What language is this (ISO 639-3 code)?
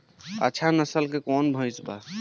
bho